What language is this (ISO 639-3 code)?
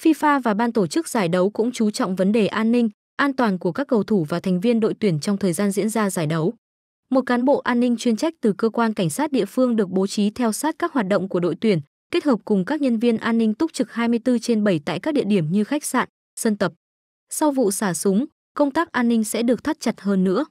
vie